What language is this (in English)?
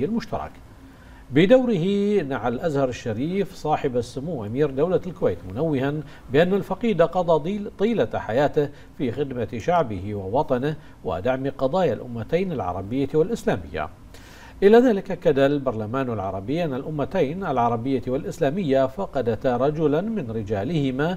Arabic